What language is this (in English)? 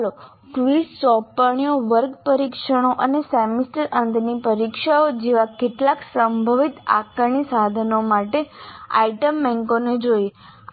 Gujarati